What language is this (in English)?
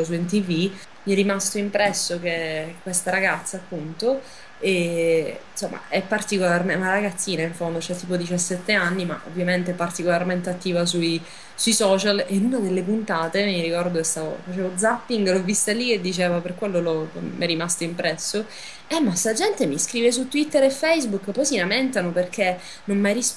Italian